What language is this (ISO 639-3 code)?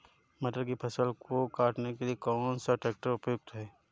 hin